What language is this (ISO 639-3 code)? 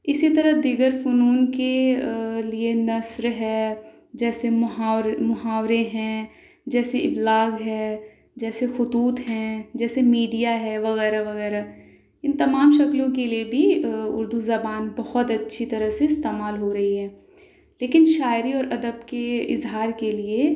urd